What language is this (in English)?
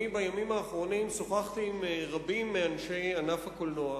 Hebrew